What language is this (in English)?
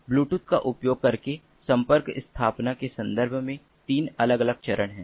Hindi